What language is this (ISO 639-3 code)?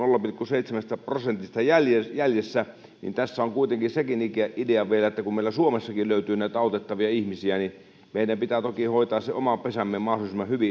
fin